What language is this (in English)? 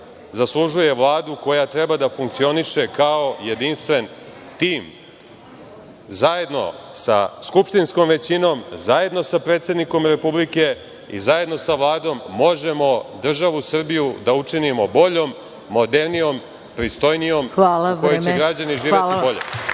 Serbian